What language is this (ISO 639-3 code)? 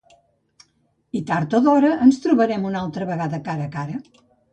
cat